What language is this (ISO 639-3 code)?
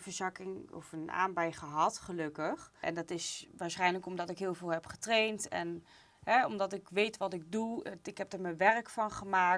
nld